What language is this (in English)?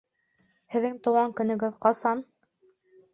Bashkir